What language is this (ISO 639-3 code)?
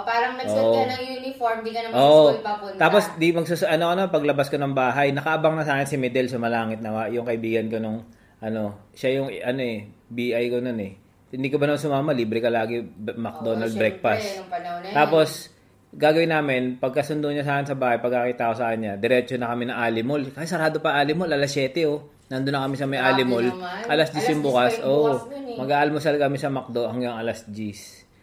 fil